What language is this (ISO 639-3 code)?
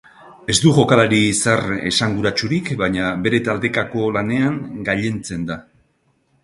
eus